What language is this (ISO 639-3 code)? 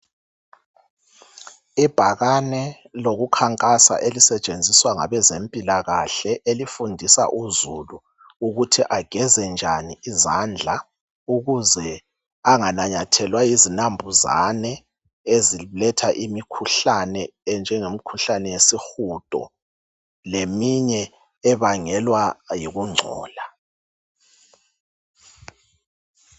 nde